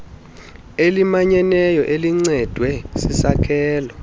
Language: Xhosa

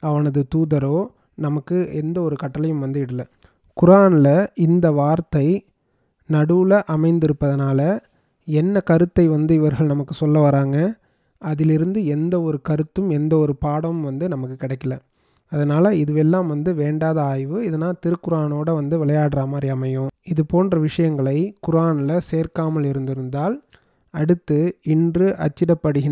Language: Tamil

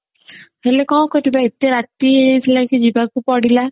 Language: Odia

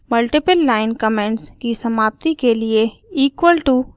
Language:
Hindi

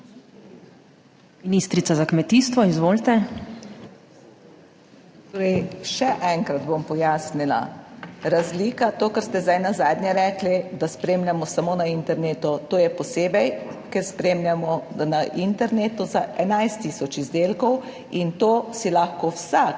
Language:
Slovenian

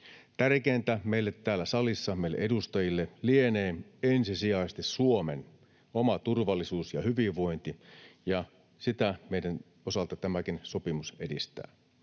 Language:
Finnish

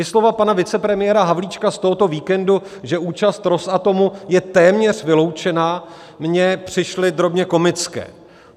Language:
Czech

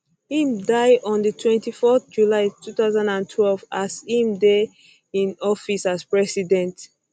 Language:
Nigerian Pidgin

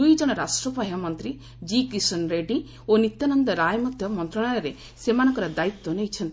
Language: Odia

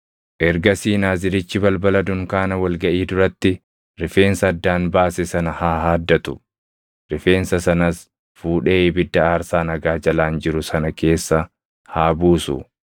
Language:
Oromo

